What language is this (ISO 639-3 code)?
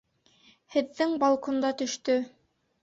bak